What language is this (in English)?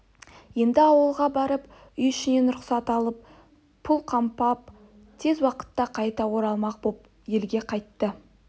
Kazakh